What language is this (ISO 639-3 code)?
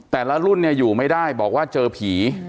tha